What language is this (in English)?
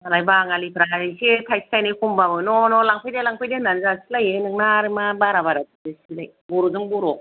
Bodo